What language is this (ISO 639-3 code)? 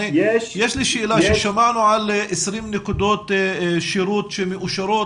heb